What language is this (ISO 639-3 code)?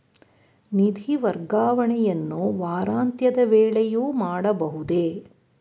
kan